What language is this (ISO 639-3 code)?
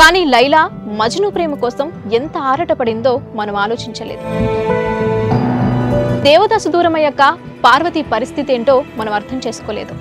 ara